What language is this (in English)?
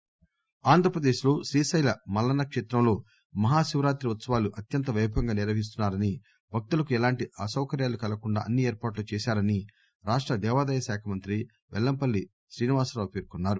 Telugu